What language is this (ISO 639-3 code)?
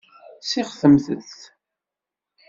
kab